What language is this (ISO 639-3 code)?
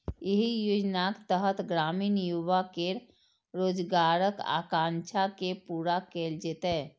mai